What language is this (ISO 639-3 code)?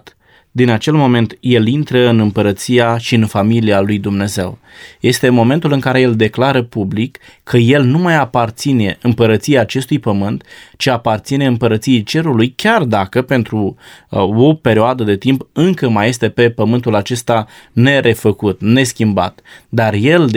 ron